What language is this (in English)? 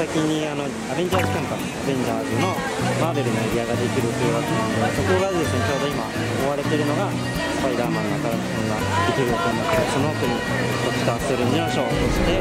Japanese